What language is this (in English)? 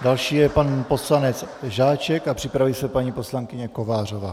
Czech